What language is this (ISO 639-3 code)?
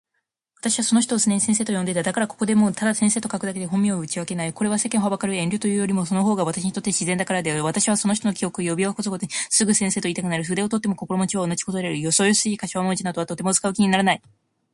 jpn